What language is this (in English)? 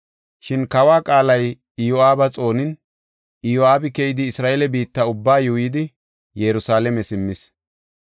Gofa